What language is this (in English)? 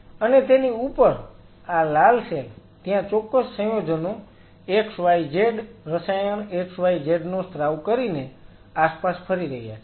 Gujarati